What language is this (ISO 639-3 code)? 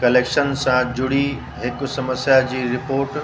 snd